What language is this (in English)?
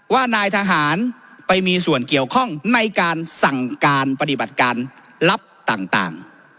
Thai